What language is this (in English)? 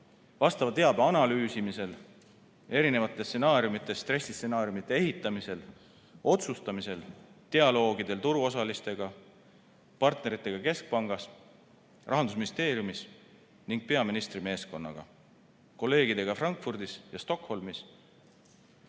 Estonian